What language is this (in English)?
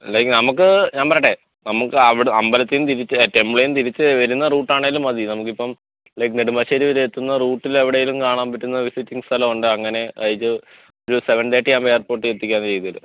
Malayalam